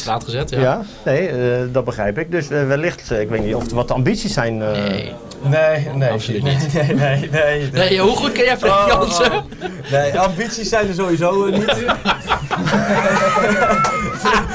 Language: Dutch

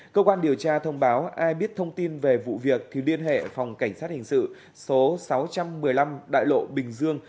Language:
Vietnamese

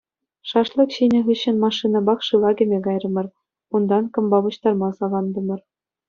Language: Chuvash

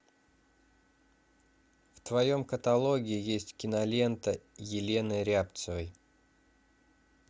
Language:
Russian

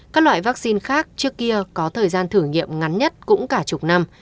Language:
Vietnamese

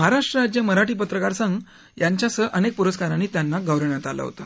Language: Marathi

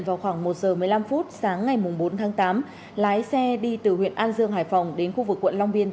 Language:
Vietnamese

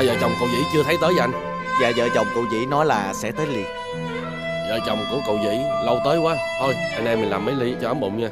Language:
Vietnamese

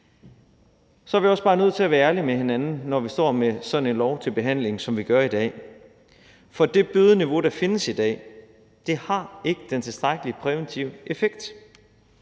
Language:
Danish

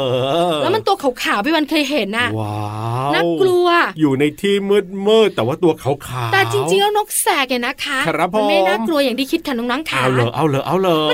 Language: Thai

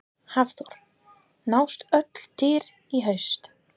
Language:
Icelandic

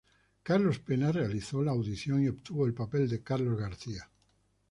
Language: Spanish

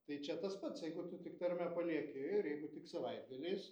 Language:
Lithuanian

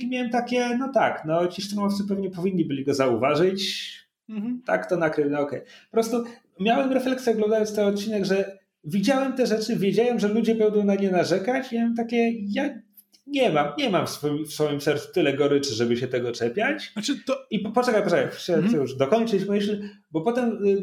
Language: Polish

